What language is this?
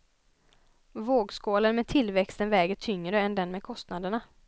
Swedish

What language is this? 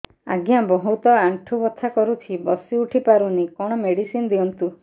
Odia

